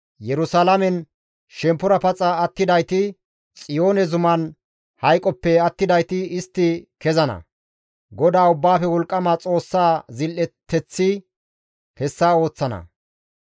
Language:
Gamo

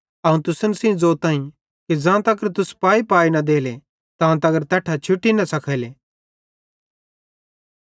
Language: Bhadrawahi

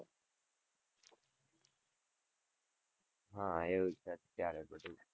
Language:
Gujarati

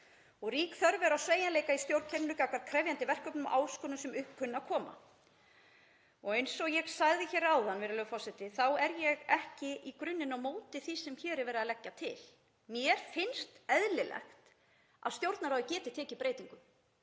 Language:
Icelandic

